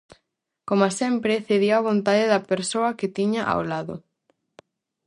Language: Galician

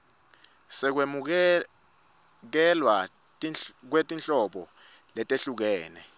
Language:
Swati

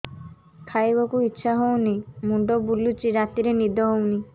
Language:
Odia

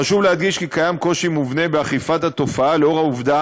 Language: Hebrew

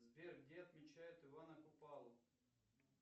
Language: Russian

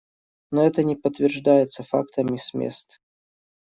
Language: Russian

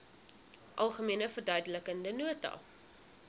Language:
Afrikaans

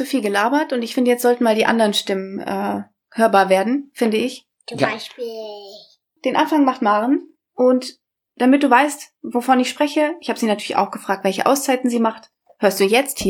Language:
German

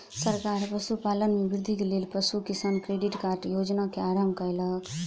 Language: Maithili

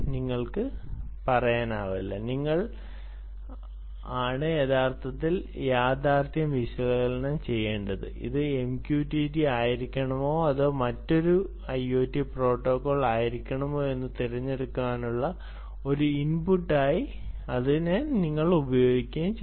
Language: Malayalam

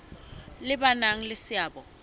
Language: Southern Sotho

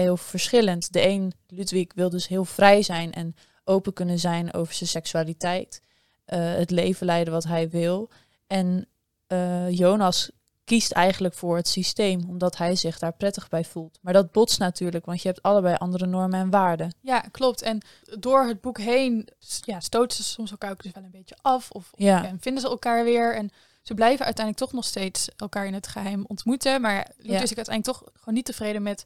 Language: Dutch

